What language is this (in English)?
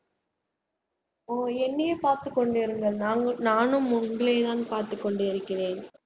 Tamil